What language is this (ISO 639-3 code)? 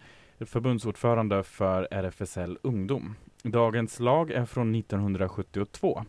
swe